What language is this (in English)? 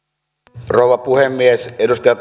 Finnish